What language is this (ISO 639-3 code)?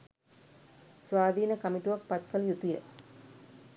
sin